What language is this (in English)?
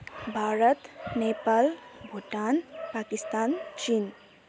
Nepali